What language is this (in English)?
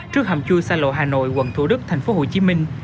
Vietnamese